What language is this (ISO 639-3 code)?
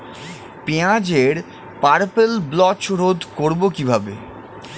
ben